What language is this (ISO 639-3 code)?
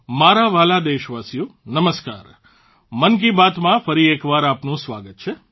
guj